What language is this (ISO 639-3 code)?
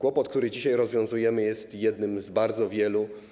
pol